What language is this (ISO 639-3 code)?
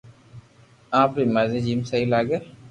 lrk